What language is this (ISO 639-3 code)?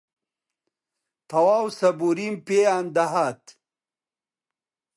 ckb